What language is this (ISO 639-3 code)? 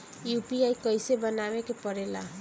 bho